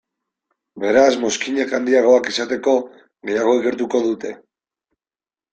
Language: Basque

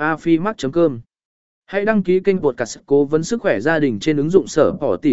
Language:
Vietnamese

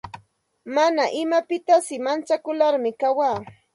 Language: Santa Ana de Tusi Pasco Quechua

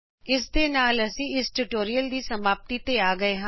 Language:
Punjabi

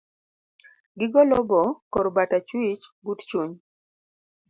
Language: Luo (Kenya and Tanzania)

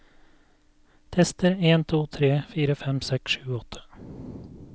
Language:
Norwegian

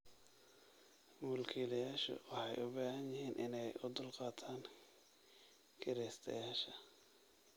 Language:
Somali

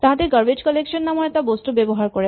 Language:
Assamese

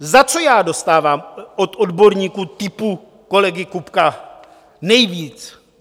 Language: Czech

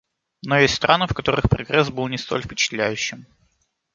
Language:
Russian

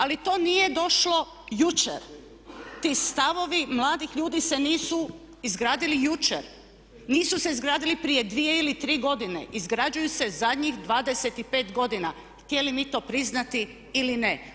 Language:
Croatian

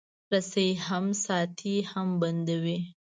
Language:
Pashto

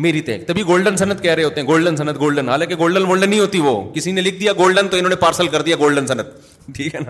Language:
Urdu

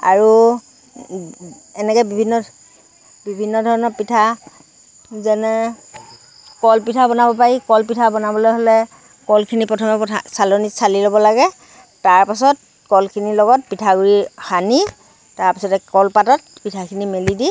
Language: Assamese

